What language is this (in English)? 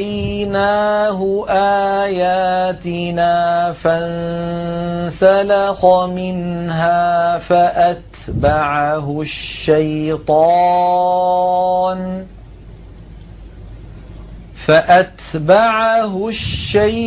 Arabic